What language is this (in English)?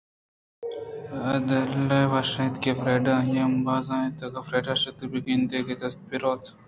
Eastern Balochi